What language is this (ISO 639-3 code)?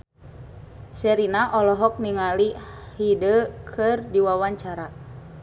sun